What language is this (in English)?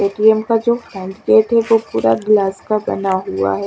Hindi